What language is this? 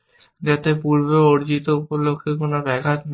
Bangla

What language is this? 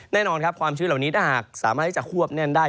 Thai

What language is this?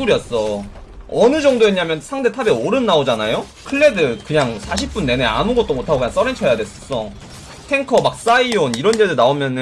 Korean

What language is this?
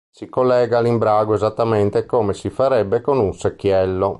Italian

